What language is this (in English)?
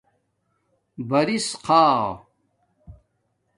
Domaaki